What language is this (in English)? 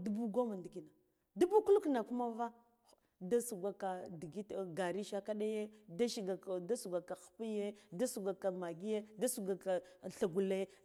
Guduf-Gava